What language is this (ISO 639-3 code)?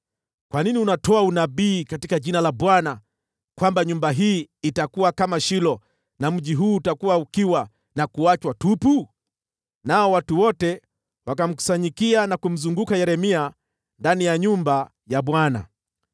swa